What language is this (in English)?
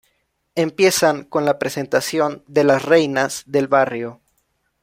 Spanish